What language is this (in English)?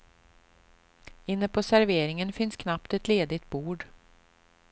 Swedish